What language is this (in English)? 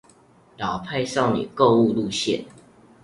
Chinese